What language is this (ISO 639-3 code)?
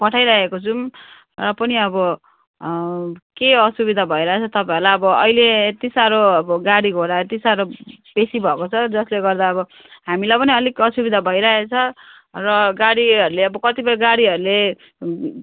nep